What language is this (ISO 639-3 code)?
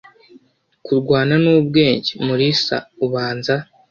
kin